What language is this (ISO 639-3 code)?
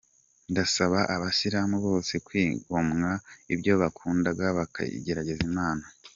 kin